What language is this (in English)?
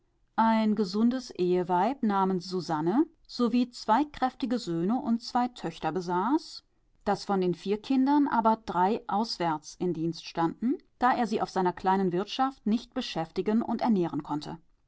German